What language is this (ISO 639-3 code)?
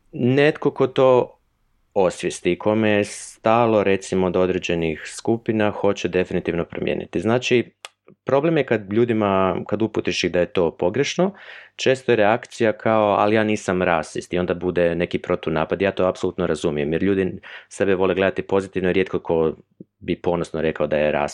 hrv